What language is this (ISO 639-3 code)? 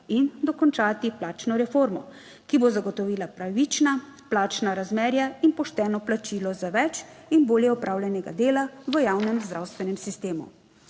slv